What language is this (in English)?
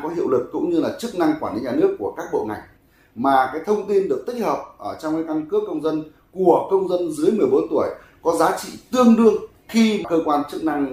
Vietnamese